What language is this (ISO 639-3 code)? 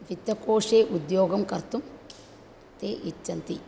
san